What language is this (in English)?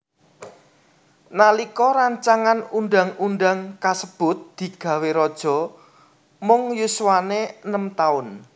Javanese